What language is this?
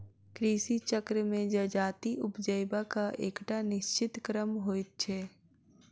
Maithili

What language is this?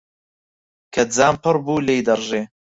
Central Kurdish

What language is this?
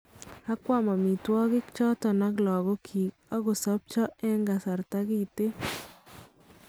Kalenjin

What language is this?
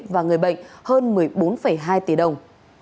Vietnamese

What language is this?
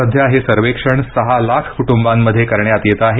Marathi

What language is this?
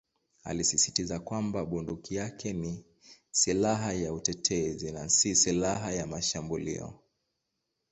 Swahili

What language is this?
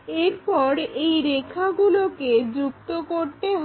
Bangla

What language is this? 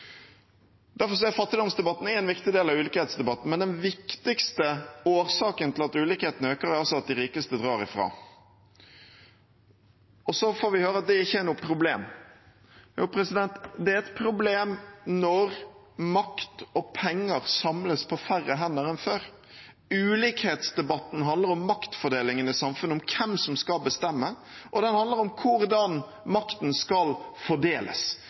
Norwegian Bokmål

